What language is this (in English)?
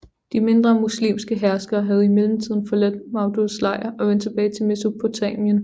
Danish